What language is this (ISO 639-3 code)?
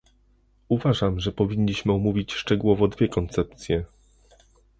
pol